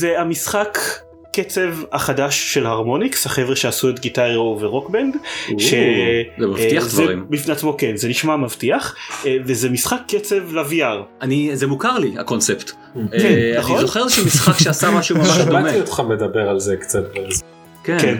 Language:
Hebrew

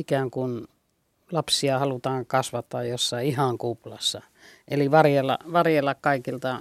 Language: Finnish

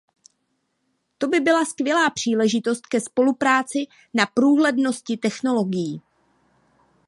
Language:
Czech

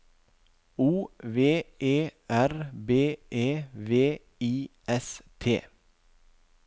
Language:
Norwegian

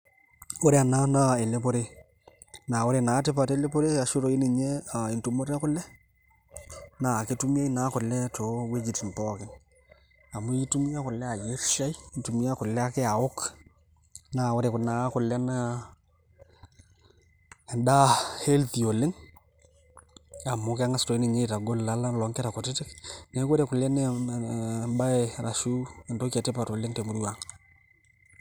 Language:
Masai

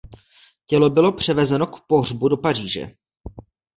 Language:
Czech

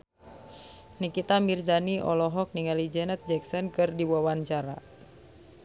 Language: Sundanese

